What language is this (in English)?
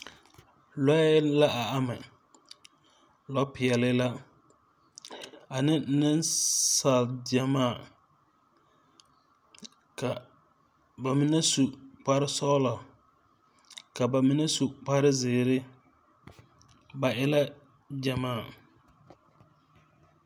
Southern Dagaare